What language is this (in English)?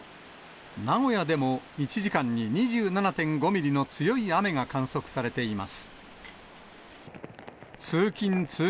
Japanese